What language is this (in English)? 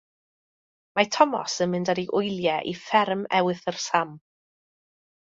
Welsh